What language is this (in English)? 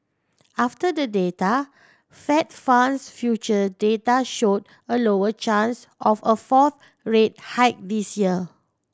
English